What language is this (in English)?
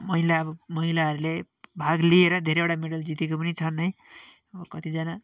Nepali